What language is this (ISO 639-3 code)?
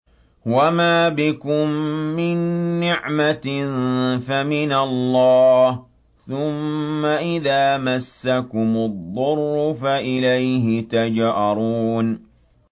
ara